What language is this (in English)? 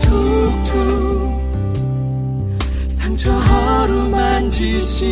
Korean